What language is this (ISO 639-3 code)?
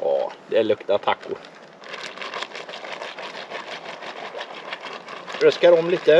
swe